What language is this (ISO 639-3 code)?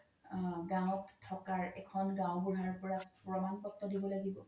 asm